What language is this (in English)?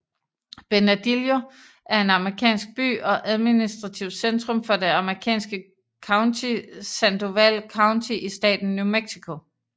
Danish